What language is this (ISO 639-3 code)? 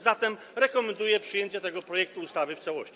pol